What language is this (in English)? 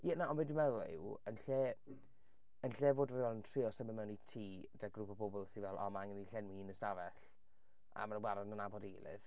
Welsh